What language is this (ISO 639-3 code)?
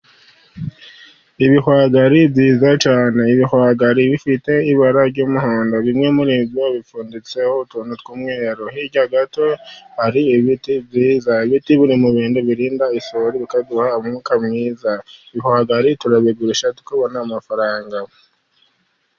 kin